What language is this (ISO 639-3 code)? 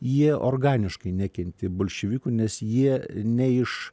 lit